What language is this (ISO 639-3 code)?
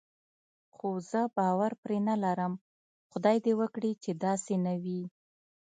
pus